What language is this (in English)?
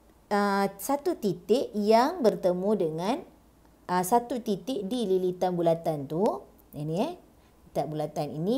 Malay